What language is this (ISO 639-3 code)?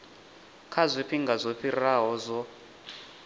ven